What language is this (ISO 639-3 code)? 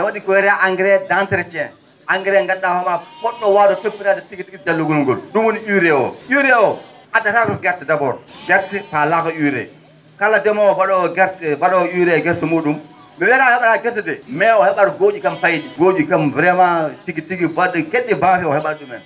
ful